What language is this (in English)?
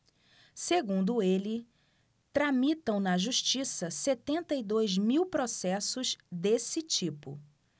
Portuguese